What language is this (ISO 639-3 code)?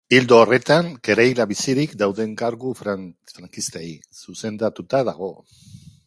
eus